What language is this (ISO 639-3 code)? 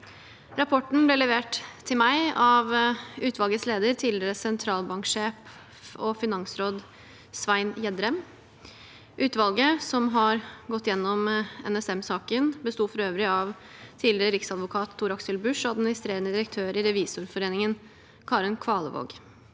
nor